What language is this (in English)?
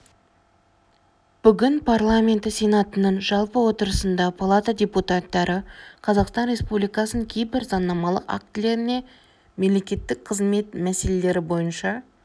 Kazakh